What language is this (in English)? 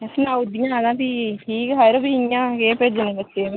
Dogri